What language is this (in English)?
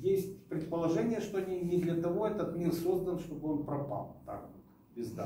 Russian